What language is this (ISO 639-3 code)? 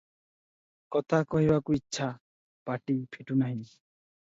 ori